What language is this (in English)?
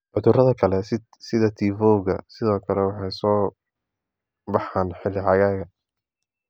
Somali